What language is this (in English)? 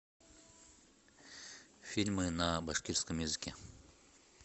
Russian